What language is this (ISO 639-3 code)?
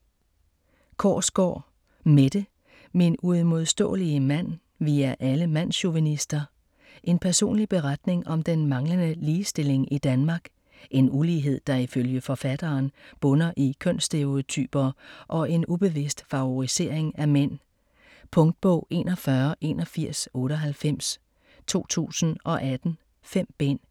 dan